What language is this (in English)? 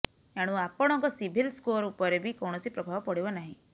Odia